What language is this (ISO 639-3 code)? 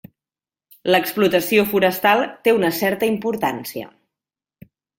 cat